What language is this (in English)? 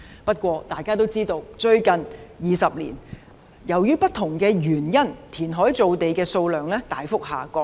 Cantonese